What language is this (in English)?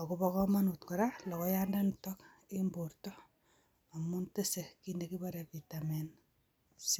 Kalenjin